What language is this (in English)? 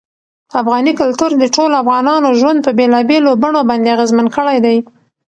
Pashto